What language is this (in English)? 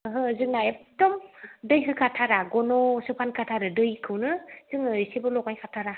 Bodo